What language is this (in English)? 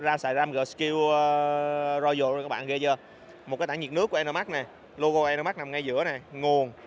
Vietnamese